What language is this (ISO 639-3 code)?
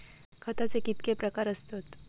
mar